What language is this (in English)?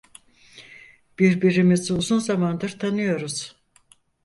Turkish